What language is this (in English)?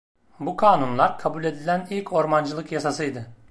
Turkish